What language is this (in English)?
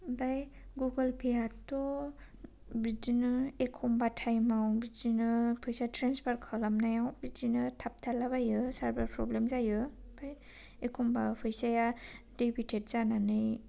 Bodo